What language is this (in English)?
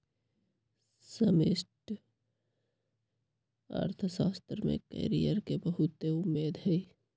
Magahi